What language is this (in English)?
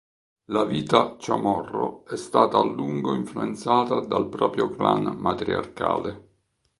Italian